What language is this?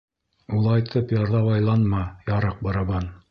Bashkir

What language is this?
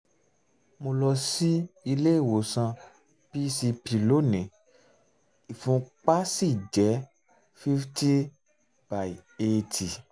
Yoruba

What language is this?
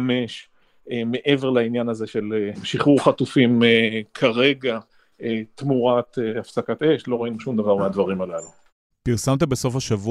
Hebrew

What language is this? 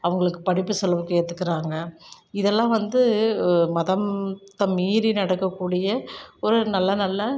Tamil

